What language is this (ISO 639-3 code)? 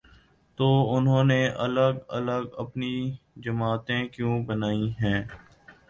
urd